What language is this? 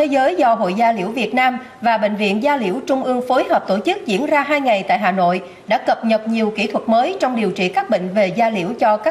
Vietnamese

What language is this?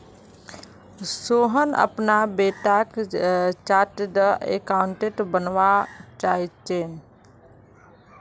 Magahi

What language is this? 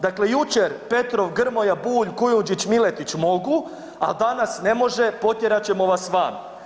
Croatian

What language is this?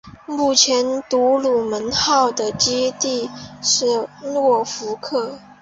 Chinese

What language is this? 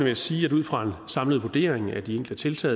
Danish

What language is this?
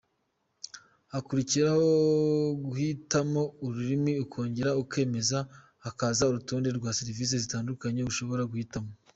Kinyarwanda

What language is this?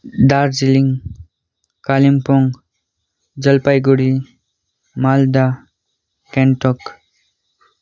Nepali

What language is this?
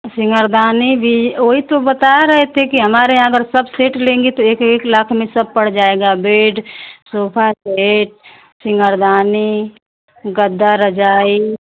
Hindi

